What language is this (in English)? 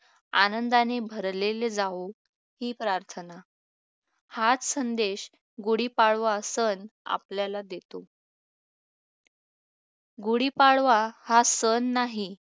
Marathi